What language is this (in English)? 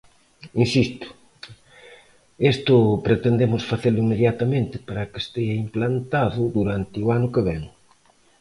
Galician